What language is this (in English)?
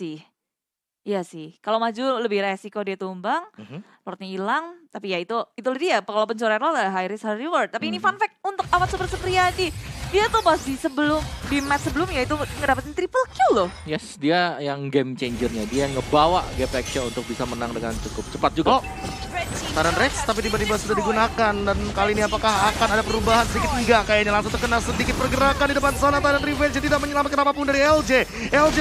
Indonesian